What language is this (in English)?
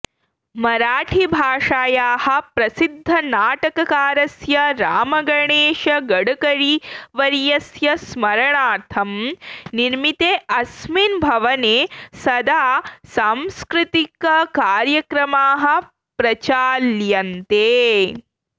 Sanskrit